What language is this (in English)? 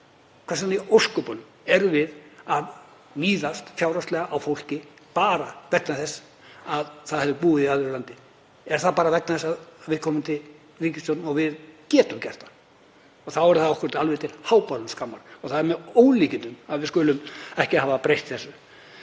Icelandic